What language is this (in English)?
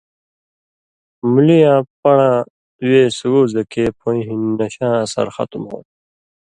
Indus Kohistani